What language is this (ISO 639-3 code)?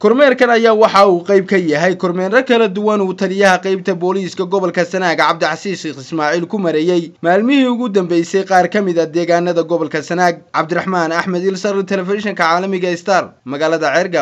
ara